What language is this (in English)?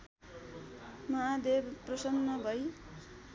Nepali